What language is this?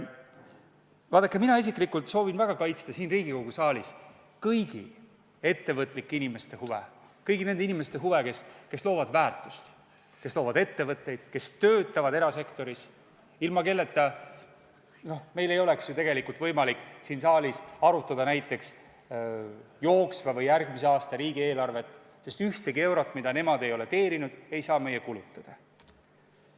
Estonian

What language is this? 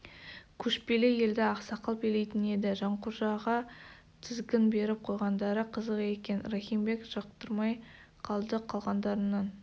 Kazakh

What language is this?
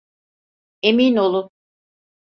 Turkish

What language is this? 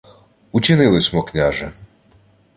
Ukrainian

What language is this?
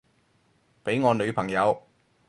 Cantonese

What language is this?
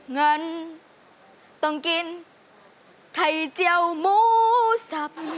Thai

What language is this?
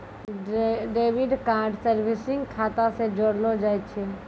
Maithili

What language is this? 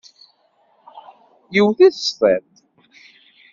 Kabyle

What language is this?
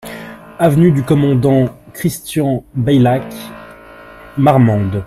French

